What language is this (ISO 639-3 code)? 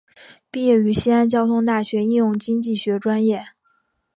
zho